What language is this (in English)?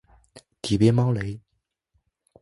Chinese